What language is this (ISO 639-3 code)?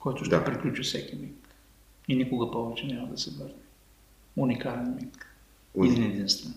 bul